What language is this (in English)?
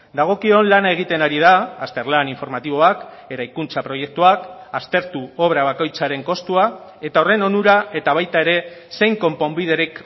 Basque